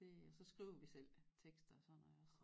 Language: Danish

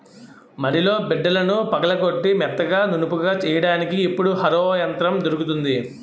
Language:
Telugu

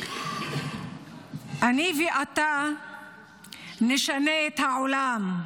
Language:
Hebrew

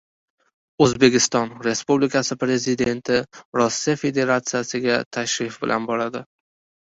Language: Uzbek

